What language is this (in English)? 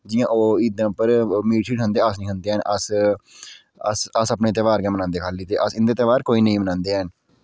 Dogri